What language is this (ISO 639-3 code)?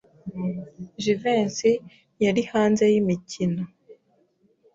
kin